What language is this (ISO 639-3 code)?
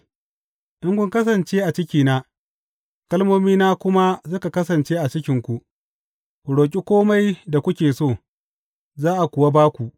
hau